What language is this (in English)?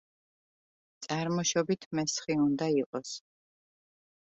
Georgian